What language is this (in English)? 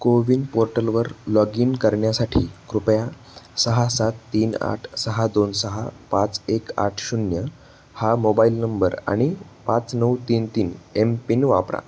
Marathi